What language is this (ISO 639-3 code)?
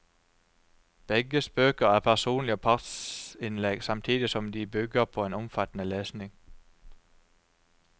nor